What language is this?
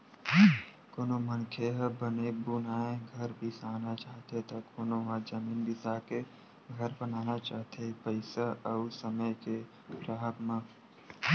Chhattisgarhi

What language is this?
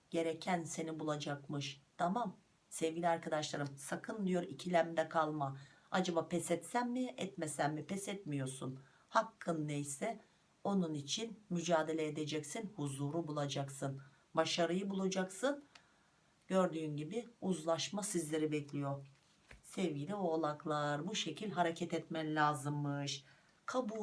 Turkish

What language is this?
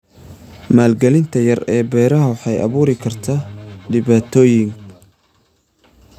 Somali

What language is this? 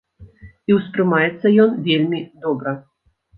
Belarusian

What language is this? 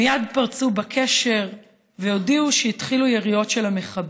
Hebrew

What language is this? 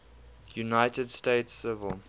English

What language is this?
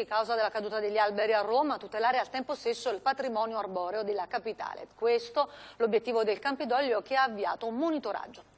Italian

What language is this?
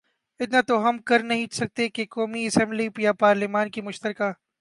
Urdu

